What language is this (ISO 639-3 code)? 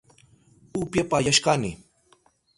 qup